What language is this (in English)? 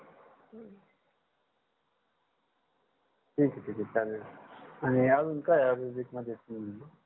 Marathi